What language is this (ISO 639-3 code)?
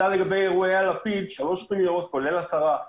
heb